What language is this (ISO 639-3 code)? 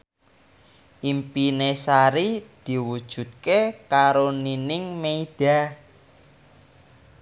jav